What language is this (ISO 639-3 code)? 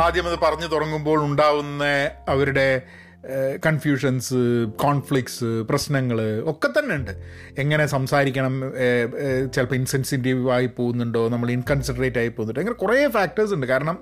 mal